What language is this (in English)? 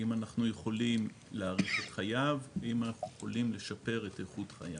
Hebrew